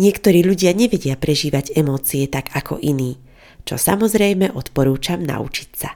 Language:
Slovak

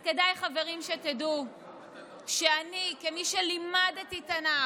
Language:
Hebrew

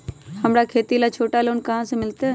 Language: Magahi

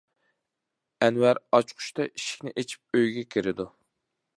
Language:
Uyghur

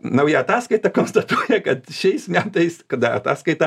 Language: Lithuanian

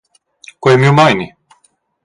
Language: Romansh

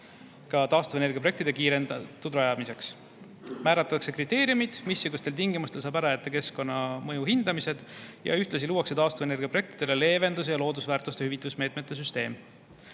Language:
Estonian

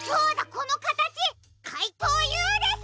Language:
Japanese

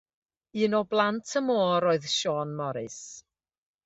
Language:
Welsh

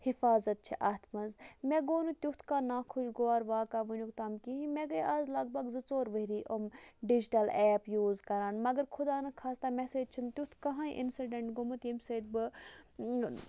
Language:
Kashmiri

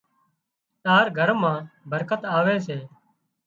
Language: Wadiyara Koli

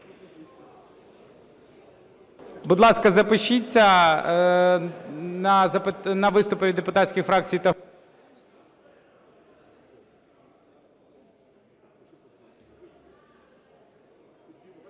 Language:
Ukrainian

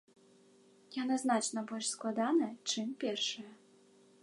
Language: Belarusian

